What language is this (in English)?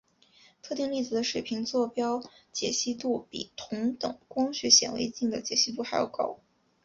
Chinese